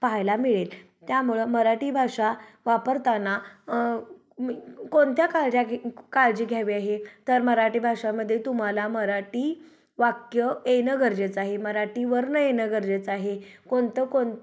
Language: Marathi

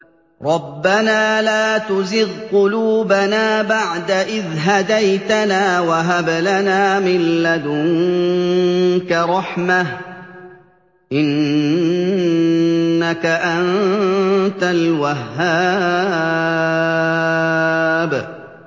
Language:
Arabic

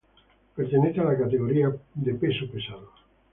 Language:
Spanish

